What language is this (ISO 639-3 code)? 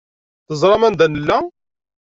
kab